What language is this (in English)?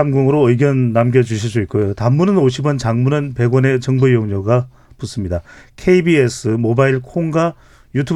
Korean